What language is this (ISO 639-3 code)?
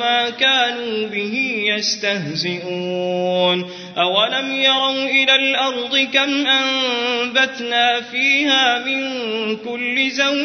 ara